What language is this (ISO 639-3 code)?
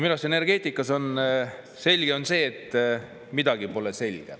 est